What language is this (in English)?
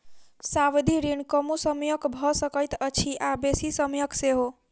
Maithili